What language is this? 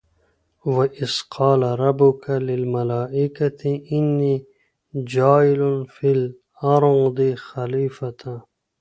Pashto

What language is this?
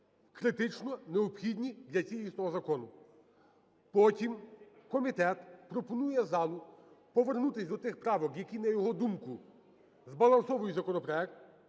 Ukrainian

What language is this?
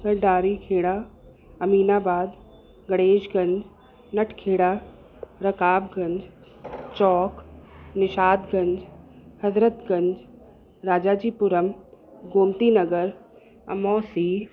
Sindhi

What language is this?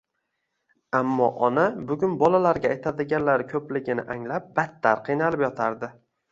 Uzbek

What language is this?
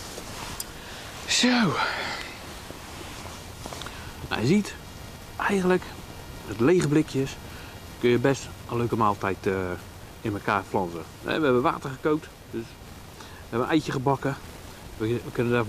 Dutch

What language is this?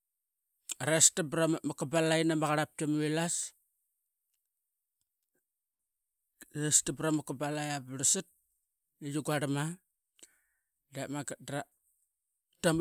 Qaqet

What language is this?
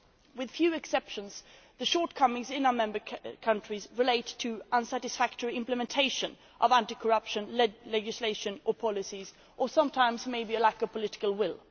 English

